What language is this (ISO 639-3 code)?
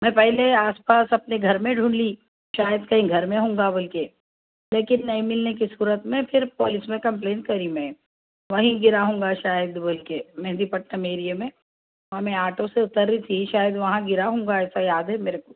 urd